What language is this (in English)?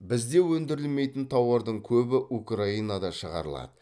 Kazakh